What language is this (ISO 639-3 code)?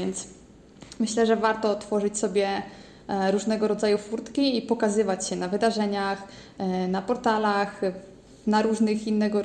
pol